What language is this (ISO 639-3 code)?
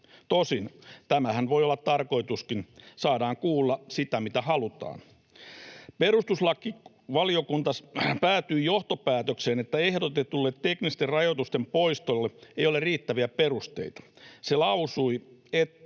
fin